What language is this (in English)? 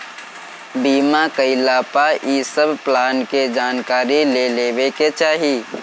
Bhojpuri